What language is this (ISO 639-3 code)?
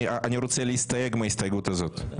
heb